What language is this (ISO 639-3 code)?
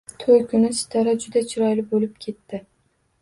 uzb